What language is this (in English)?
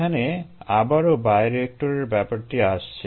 Bangla